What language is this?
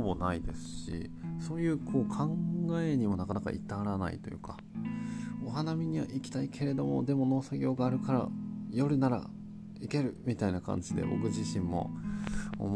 Japanese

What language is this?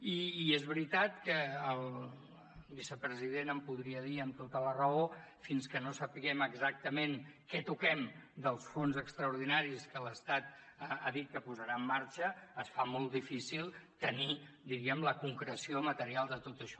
Catalan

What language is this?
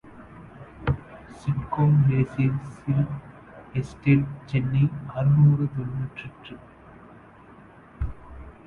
Tamil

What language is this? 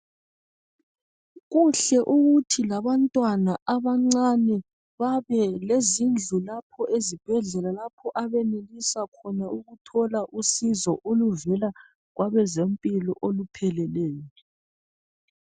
North Ndebele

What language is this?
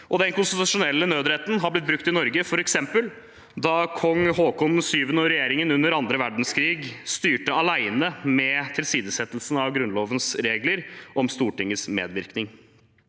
Norwegian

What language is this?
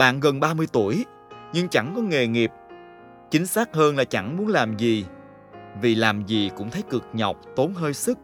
Vietnamese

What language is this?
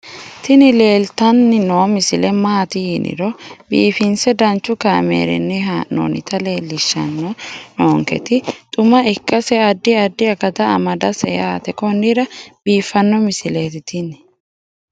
Sidamo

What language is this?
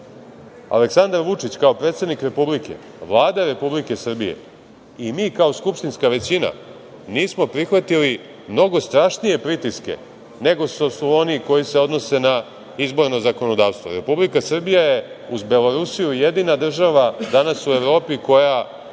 Serbian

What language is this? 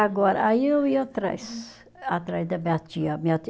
Portuguese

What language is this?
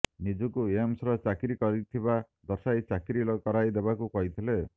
Odia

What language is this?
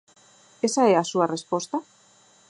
Galician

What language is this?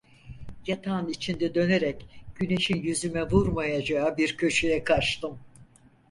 Turkish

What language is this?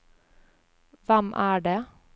Norwegian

